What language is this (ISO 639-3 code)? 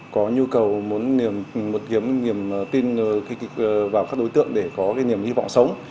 vie